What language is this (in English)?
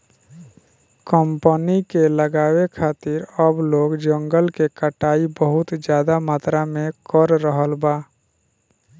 Bhojpuri